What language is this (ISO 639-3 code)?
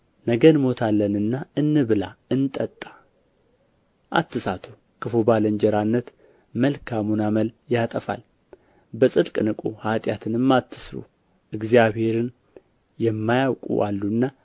amh